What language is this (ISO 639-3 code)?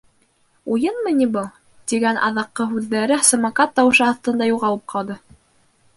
bak